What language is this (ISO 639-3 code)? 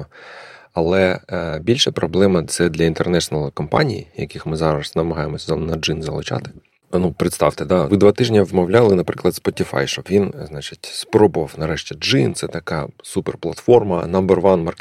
ukr